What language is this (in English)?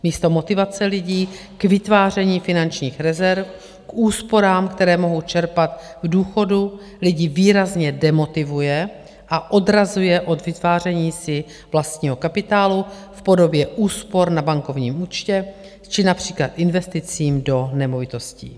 Czech